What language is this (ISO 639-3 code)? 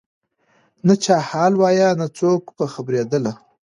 pus